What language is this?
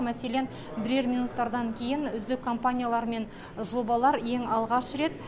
Kazakh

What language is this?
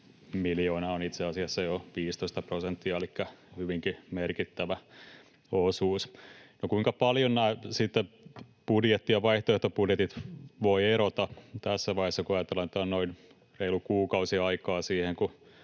Finnish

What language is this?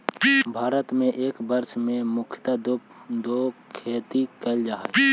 Magahi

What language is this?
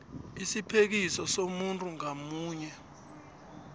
South Ndebele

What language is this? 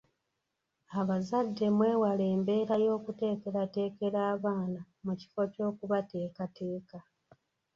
Ganda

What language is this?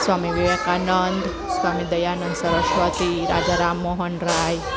Gujarati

